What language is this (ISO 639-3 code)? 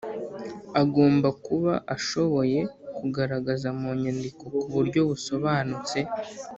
kin